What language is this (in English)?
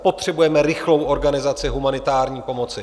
Czech